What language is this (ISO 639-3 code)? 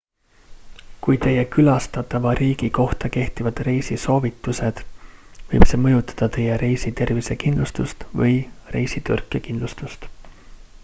est